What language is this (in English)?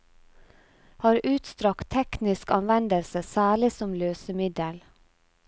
Norwegian